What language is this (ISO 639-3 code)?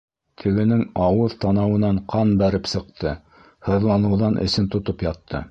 bak